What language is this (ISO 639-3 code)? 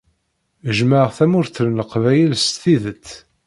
kab